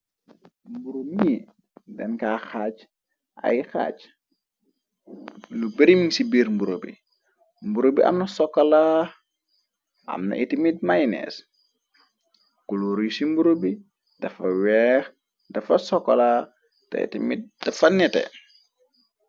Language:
Wolof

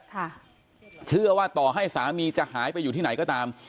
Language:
Thai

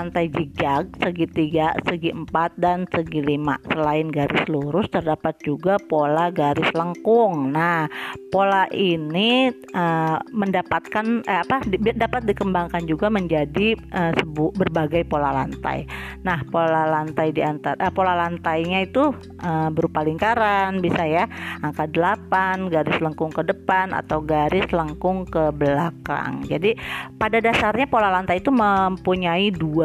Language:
Indonesian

